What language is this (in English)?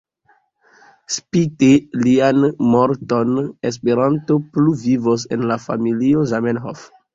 Esperanto